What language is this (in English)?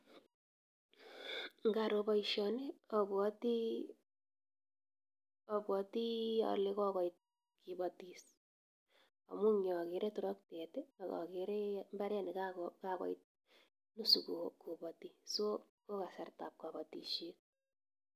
Kalenjin